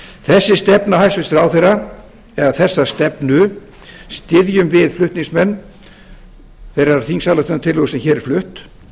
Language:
Icelandic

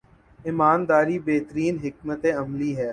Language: Urdu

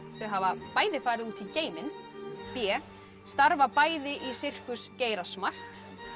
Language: Icelandic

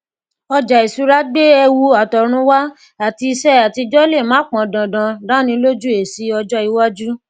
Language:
Yoruba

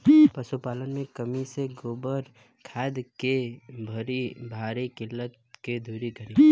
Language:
Bhojpuri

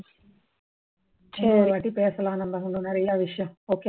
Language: Tamil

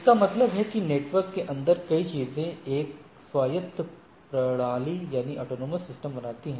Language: Hindi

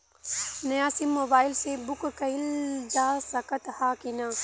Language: Bhojpuri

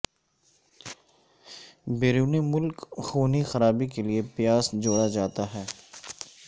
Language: Urdu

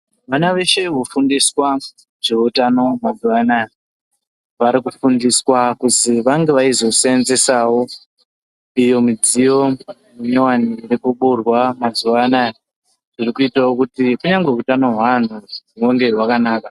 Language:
Ndau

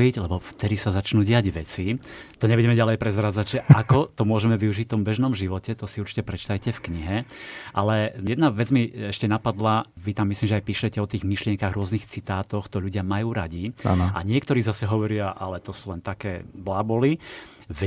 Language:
Slovak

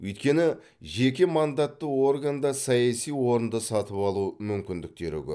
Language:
Kazakh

